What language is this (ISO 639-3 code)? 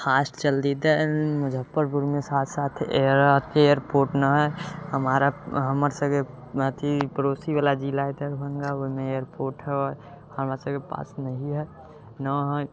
mai